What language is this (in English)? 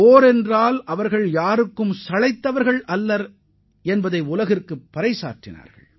Tamil